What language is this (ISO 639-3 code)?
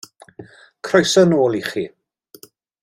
cym